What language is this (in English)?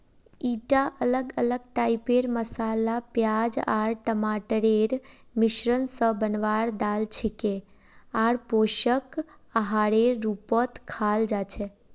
Magahi